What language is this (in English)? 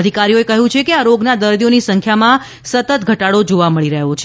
Gujarati